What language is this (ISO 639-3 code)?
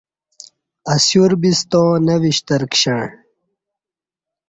bsh